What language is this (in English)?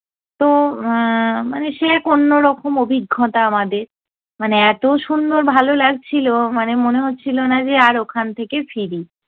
Bangla